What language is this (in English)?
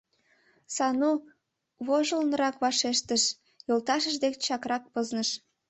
Mari